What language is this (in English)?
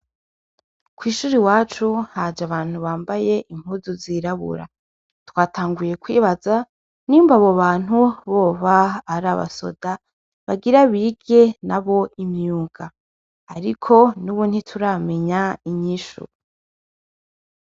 Rundi